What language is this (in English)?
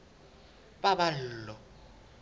Southern Sotho